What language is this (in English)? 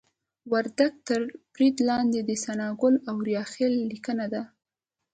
Pashto